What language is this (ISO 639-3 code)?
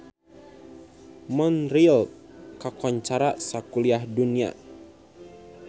sun